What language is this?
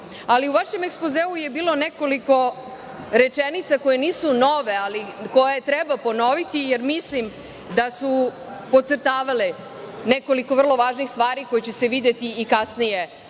Serbian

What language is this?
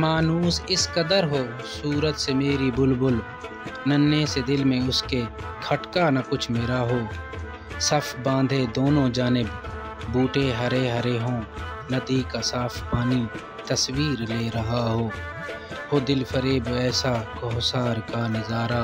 Arabic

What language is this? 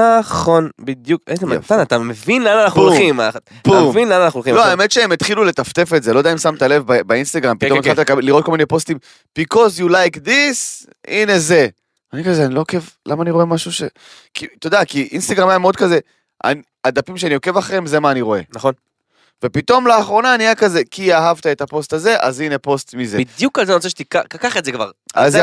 Hebrew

